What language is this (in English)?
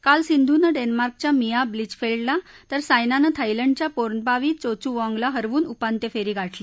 Marathi